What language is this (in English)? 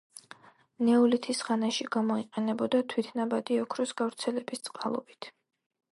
Georgian